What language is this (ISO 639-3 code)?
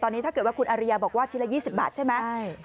tha